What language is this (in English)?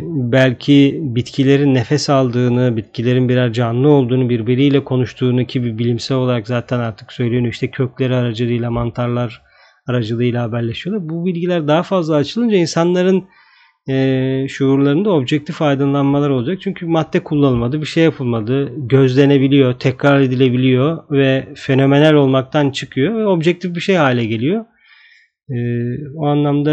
Turkish